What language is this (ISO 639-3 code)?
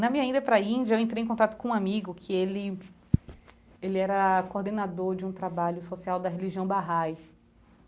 por